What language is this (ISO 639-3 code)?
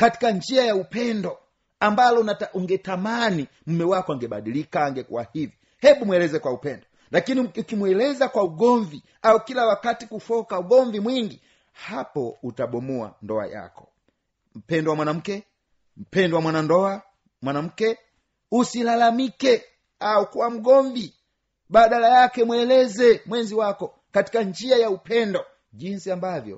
swa